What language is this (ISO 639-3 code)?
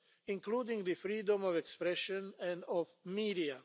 eng